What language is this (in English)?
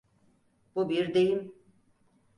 Turkish